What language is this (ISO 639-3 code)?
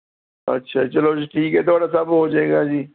pan